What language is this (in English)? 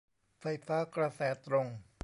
Thai